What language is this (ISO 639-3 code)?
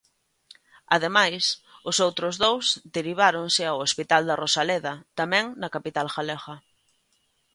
glg